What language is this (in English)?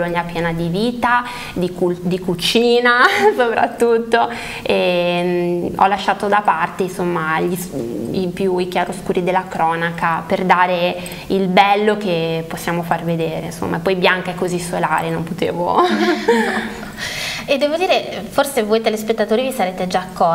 Italian